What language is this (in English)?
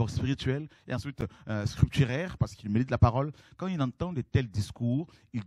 French